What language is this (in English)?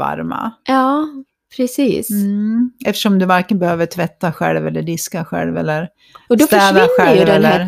Swedish